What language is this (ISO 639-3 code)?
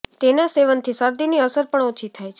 guj